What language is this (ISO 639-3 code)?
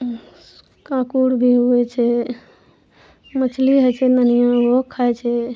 mai